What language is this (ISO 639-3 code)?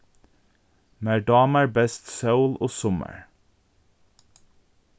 fao